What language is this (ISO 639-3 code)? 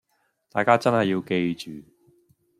yue